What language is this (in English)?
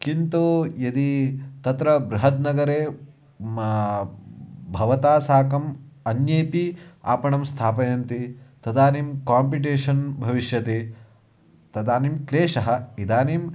Sanskrit